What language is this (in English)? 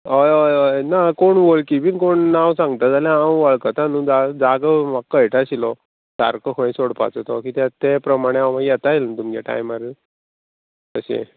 Konkani